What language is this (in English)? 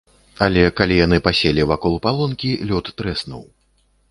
Belarusian